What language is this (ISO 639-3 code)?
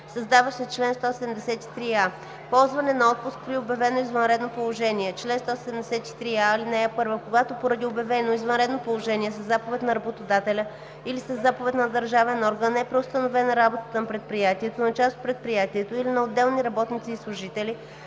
bul